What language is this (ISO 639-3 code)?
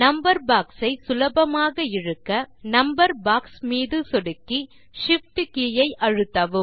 tam